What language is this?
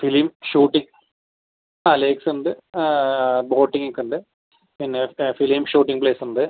Malayalam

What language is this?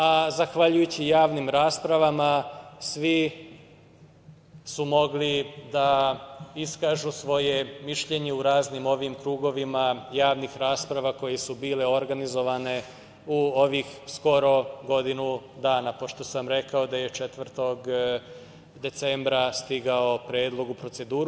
Serbian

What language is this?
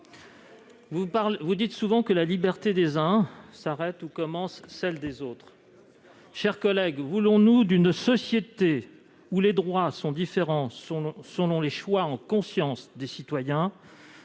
French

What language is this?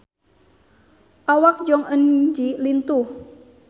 Sundanese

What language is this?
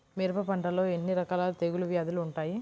Telugu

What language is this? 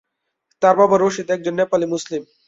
Bangla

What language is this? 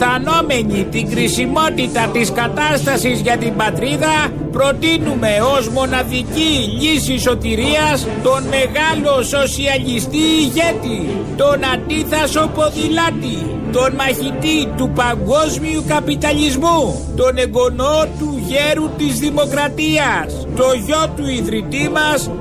Greek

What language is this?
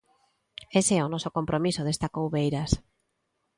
Galician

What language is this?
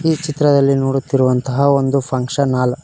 Kannada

